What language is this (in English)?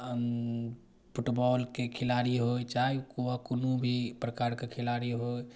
Maithili